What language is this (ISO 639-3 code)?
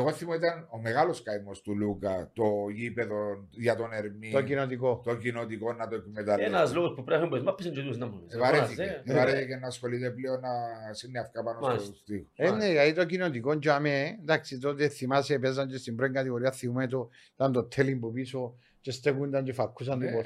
ell